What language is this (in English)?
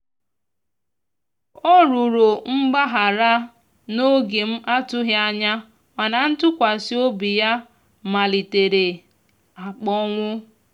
Igbo